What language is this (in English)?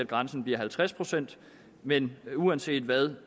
Danish